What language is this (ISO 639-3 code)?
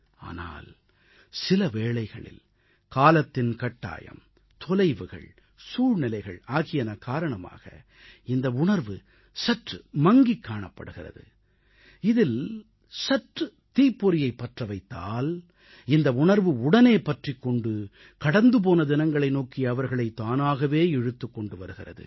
tam